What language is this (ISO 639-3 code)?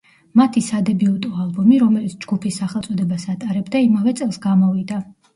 kat